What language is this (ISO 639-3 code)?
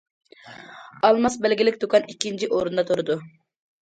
uig